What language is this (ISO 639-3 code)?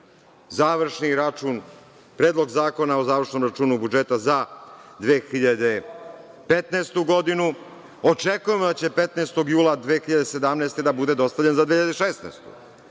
srp